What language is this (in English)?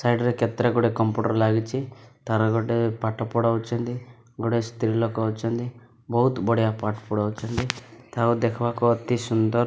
Odia